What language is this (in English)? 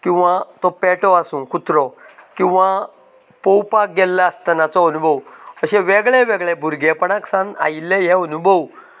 Konkani